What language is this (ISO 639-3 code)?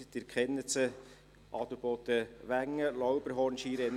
gsw